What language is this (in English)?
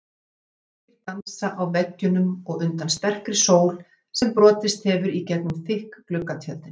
Icelandic